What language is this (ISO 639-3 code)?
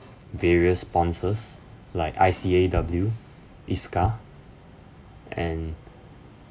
eng